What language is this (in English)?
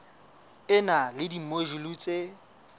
Southern Sotho